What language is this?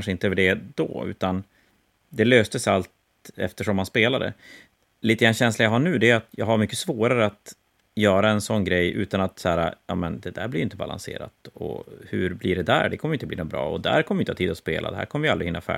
Swedish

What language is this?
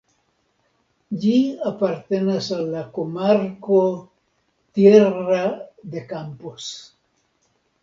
Esperanto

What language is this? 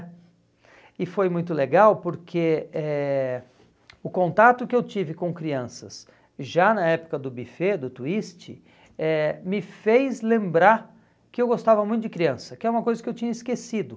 Portuguese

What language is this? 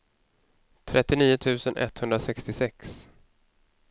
Swedish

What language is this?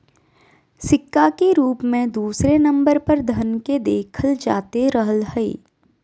Magahi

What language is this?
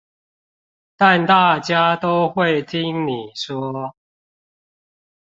Chinese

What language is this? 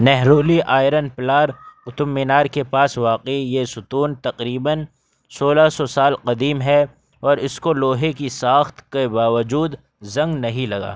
Urdu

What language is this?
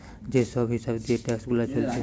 Bangla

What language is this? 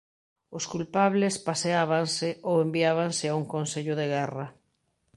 Galician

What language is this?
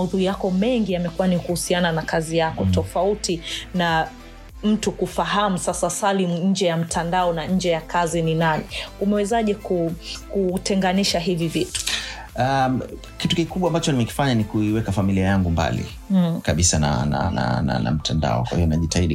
Swahili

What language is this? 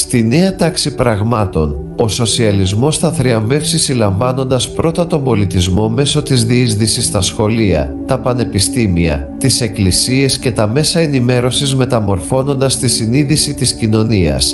Greek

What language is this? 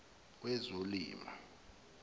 Zulu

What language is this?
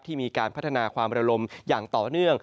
Thai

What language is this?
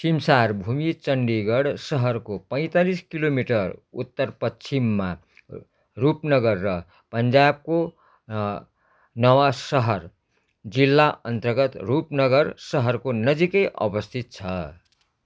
Nepali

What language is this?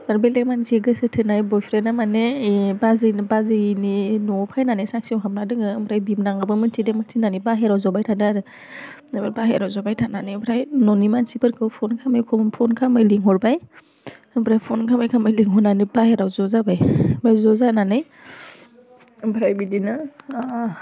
Bodo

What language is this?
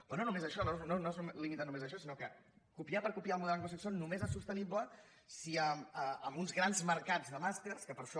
Catalan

